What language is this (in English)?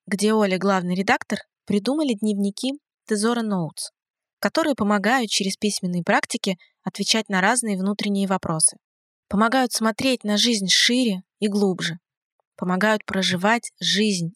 Russian